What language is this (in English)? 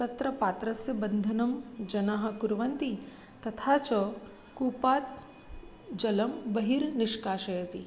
Sanskrit